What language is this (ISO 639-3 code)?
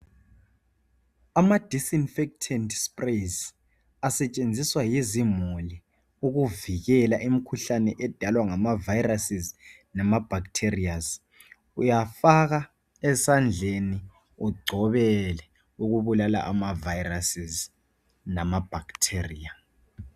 nde